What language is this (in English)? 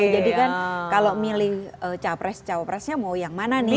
Indonesian